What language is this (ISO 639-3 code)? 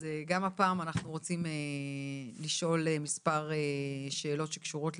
heb